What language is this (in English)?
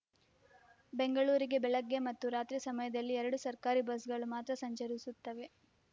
Kannada